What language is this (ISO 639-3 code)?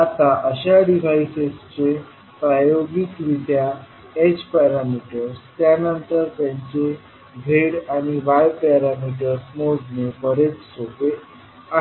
mar